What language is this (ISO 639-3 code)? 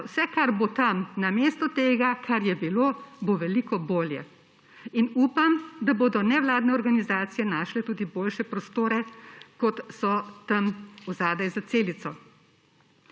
slv